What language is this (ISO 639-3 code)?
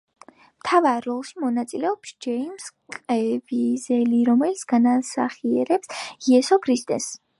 kat